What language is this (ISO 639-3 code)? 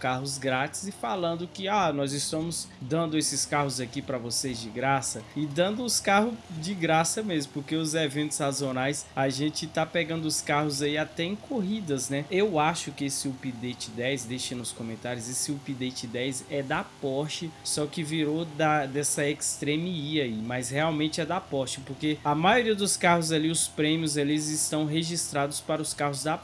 por